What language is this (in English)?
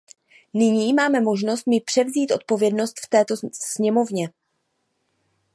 Czech